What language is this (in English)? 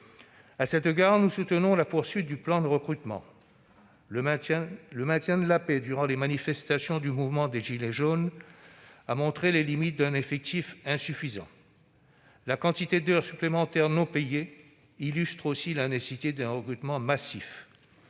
French